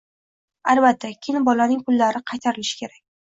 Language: Uzbek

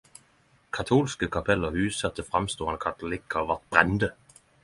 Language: Norwegian Nynorsk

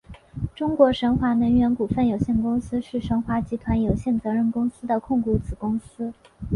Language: Chinese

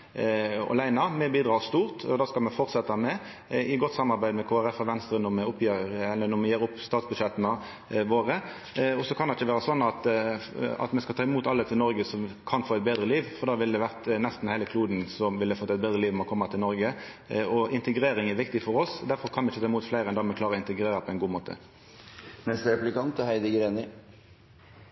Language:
Norwegian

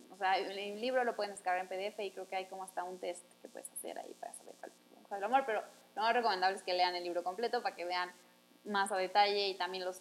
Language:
Spanish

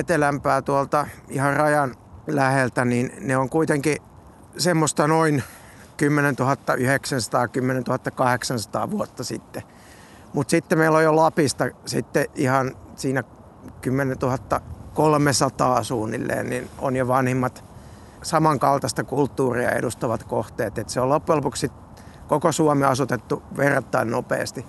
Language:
Finnish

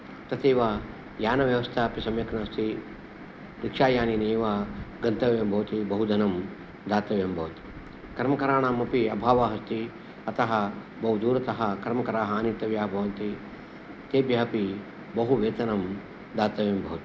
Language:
Sanskrit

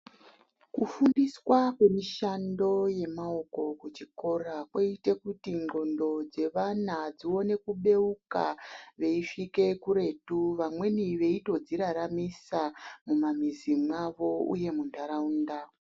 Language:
Ndau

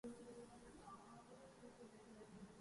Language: Urdu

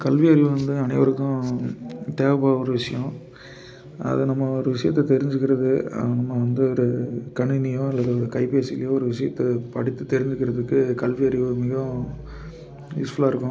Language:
Tamil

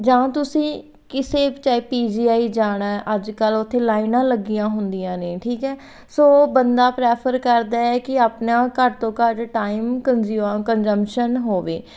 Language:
Punjabi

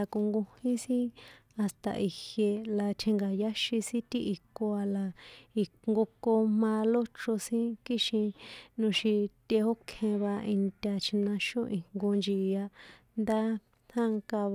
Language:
San Juan Atzingo Popoloca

